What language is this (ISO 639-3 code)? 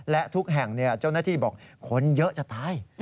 tha